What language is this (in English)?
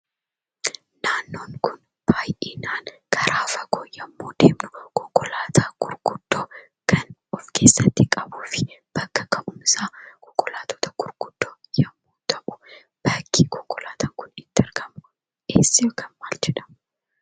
Oromo